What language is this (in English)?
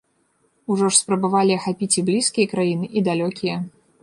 Belarusian